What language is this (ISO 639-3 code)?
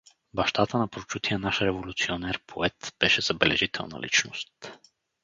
bul